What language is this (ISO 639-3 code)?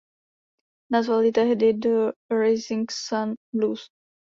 ces